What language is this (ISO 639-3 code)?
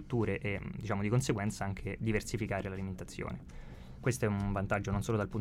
ita